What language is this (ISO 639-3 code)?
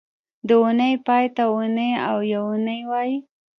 pus